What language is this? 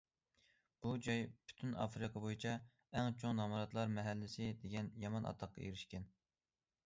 Uyghur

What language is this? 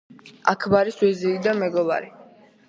Georgian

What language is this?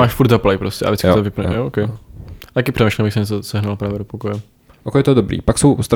Czech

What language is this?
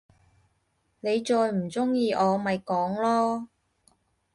Cantonese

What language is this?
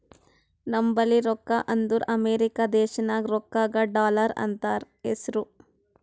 Kannada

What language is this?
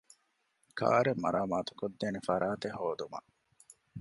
Divehi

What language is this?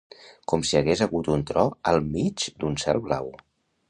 Catalan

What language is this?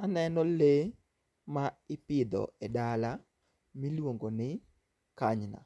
Luo (Kenya and Tanzania)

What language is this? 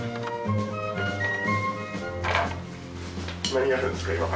Japanese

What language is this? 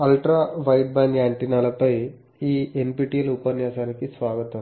Telugu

